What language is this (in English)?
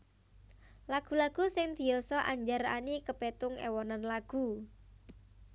Javanese